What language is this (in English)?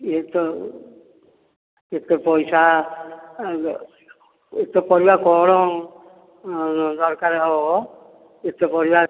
Odia